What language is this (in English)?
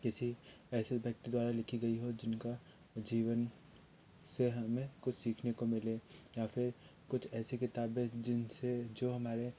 Hindi